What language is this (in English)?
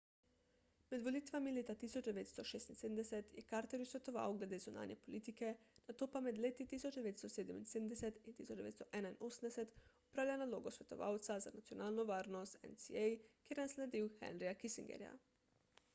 Slovenian